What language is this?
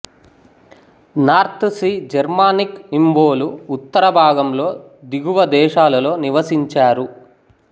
Telugu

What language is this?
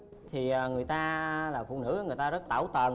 Vietnamese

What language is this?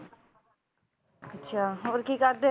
Punjabi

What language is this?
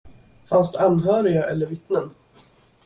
Swedish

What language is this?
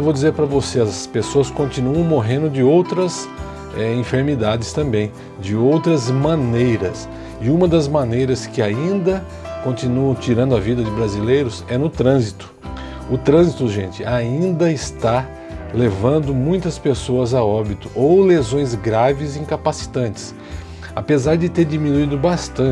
Portuguese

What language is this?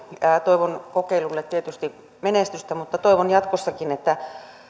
Finnish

